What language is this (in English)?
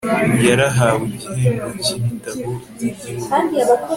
Kinyarwanda